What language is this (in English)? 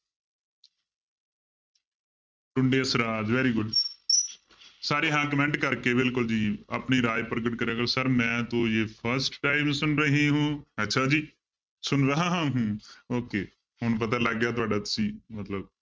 Punjabi